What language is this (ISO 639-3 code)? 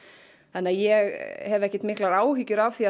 isl